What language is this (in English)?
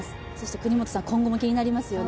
Japanese